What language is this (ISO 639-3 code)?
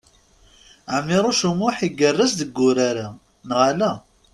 kab